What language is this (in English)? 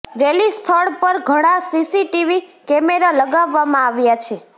Gujarati